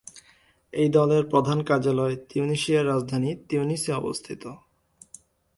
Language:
Bangla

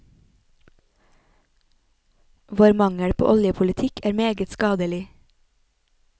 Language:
Norwegian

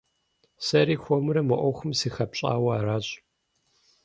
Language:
Kabardian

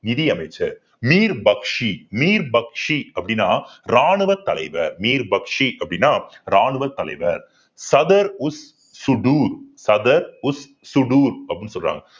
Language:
Tamil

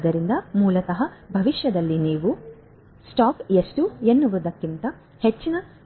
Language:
Kannada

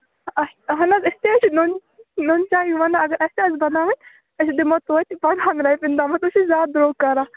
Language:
Kashmiri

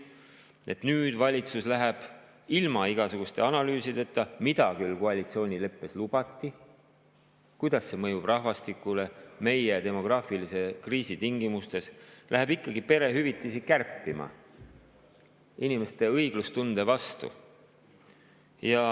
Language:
Estonian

